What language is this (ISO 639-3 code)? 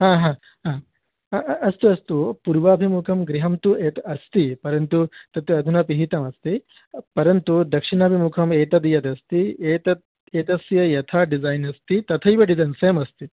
san